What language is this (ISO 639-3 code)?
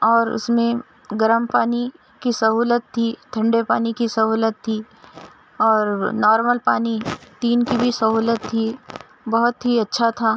urd